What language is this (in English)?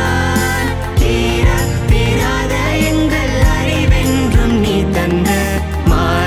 Thai